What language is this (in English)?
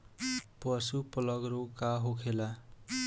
Bhojpuri